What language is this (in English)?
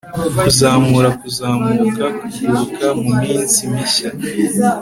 Kinyarwanda